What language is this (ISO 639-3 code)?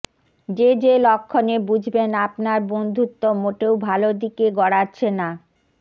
ben